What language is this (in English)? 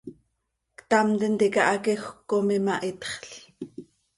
Seri